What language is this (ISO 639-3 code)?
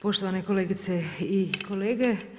hrv